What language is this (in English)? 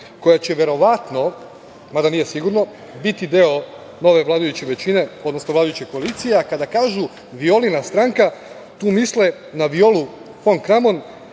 Serbian